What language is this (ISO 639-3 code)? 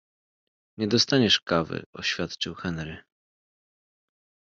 pol